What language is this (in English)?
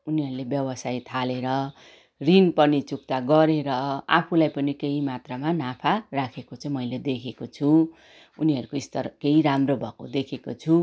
Nepali